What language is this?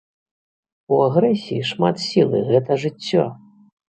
Belarusian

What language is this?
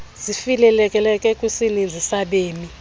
Xhosa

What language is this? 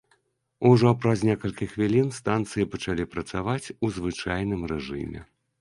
Belarusian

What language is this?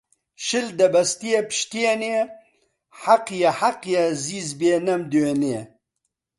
Central Kurdish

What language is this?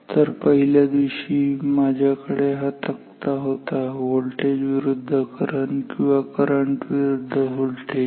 Marathi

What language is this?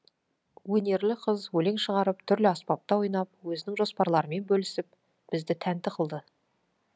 Kazakh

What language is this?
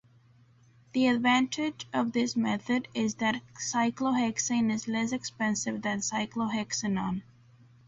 English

